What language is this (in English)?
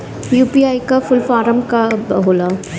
Bhojpuri